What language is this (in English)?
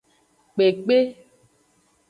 Aja (Benin)